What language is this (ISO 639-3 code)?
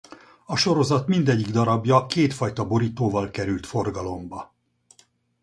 hun